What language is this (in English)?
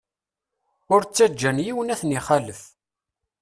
Kabyle